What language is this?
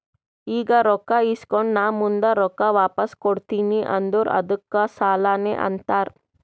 Kannada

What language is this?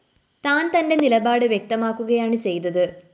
Malayalam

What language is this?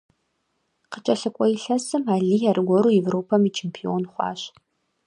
Kabardian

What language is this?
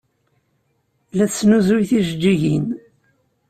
Kabyle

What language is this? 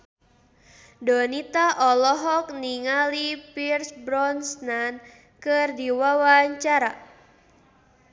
Sundanese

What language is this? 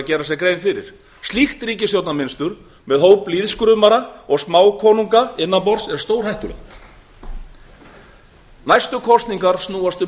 Icelandic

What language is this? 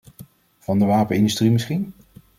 Dutch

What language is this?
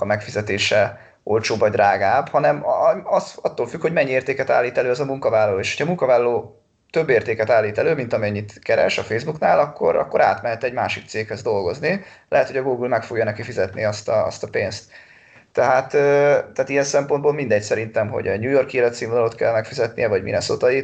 Hungarian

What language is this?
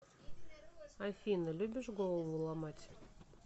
Russian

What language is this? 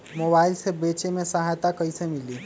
Magahi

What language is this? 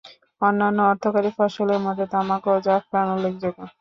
Bangla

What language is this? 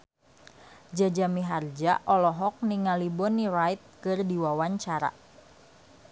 Sundanese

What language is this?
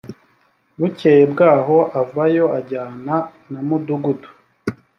Kinyarwanda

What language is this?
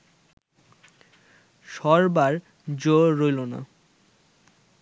Bangla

